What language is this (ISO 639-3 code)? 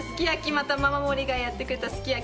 jpn